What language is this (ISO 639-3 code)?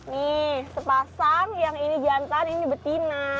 ind